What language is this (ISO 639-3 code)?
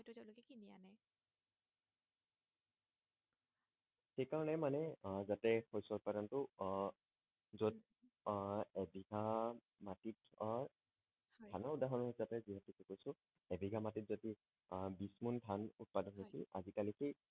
asm